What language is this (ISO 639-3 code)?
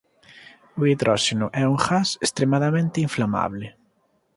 glg